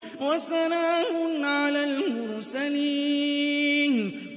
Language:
Arabic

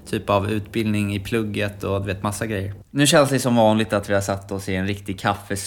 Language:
Swedish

